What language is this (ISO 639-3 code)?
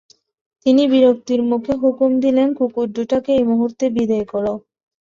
ben